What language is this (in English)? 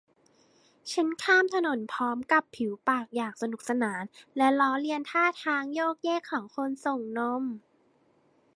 Thai